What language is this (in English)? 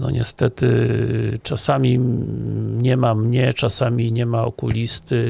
Polish